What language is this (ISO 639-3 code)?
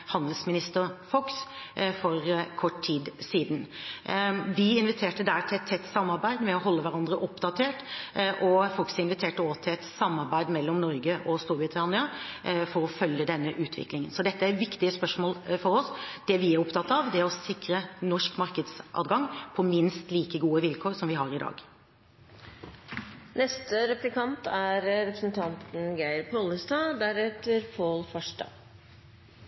nor